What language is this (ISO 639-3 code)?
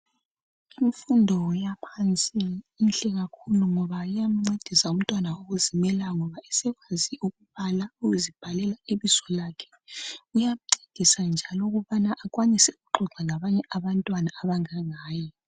nde